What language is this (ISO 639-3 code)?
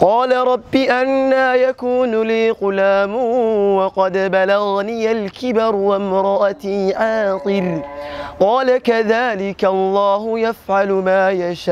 ara